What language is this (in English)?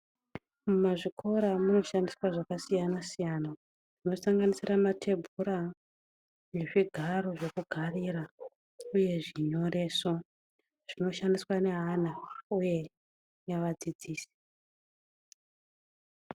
Ndau